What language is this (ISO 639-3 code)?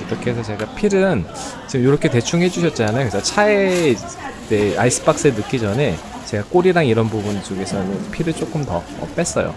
kor